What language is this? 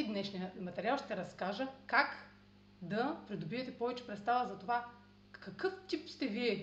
Bulgarian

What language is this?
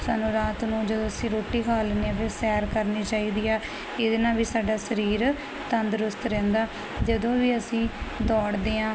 Punjabi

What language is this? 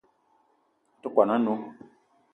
Eton (Cameroon)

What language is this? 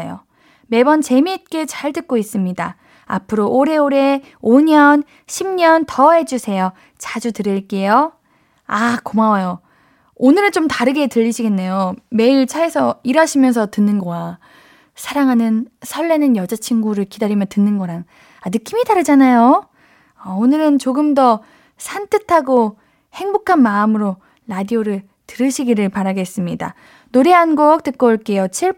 Korean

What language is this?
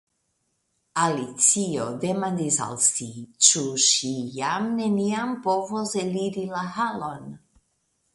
Esperanto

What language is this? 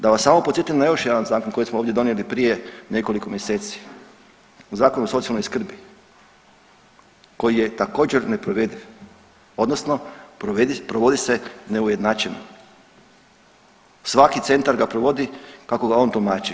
Croatian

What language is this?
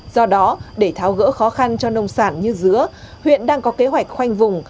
Vietnamese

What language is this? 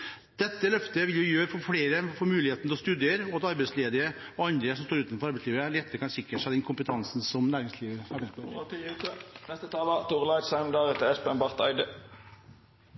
Norwegian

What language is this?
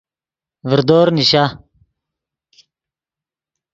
Yidgha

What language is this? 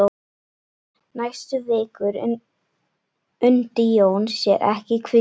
Icelandic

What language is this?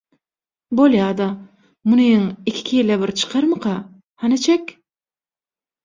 Turkmen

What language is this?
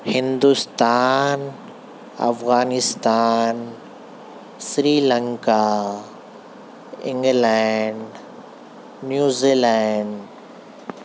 Urdu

